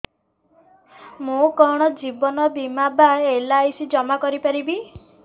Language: Odia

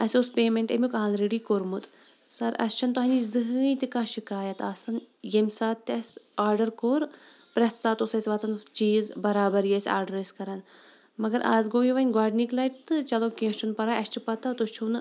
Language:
Kashmiri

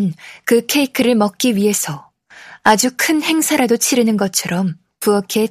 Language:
Korean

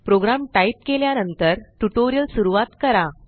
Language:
Marathi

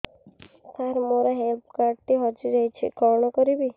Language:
Odia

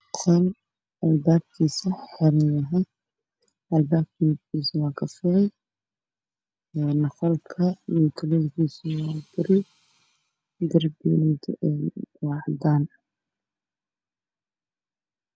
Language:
Somali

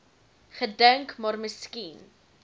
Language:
Afrikaans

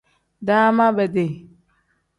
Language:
Tem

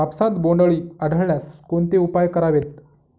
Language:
Marathi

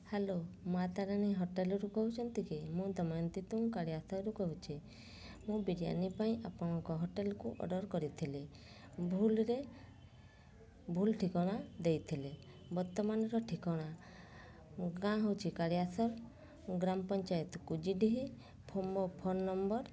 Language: Odia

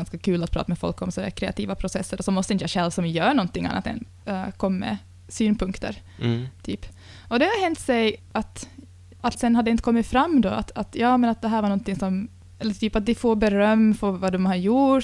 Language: Swedish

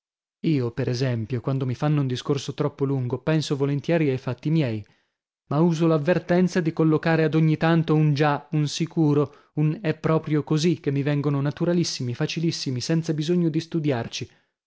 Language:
Italian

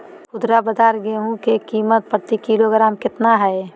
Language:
Magahi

